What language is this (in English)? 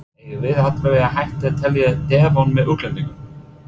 Icelandic